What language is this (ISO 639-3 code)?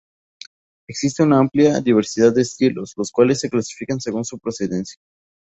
spa